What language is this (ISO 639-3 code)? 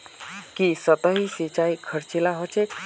mag